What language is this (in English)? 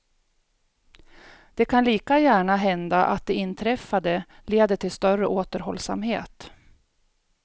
Swedish